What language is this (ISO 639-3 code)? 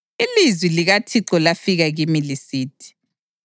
nde